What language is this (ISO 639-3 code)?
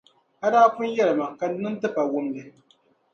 dag